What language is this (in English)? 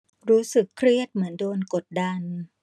Thai